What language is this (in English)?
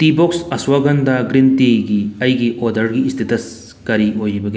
Manipuri